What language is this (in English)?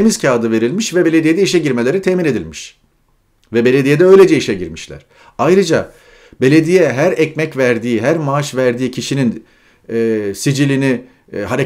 Turkish